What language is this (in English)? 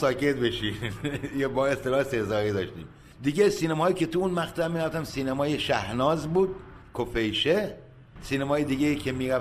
Persian